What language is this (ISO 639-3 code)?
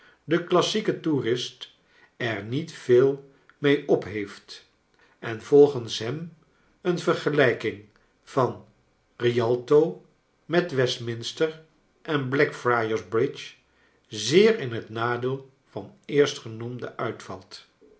nld